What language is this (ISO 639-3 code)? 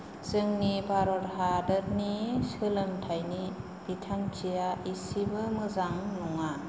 brx